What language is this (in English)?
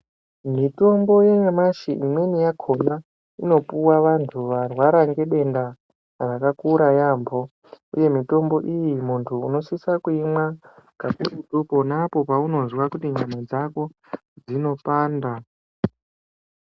Ndau